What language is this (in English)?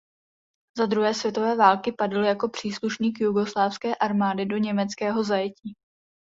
Czech